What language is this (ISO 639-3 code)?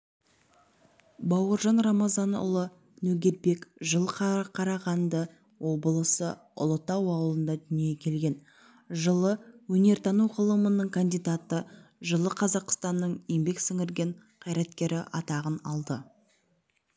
kaz